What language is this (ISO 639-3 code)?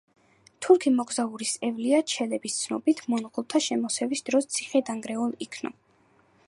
kat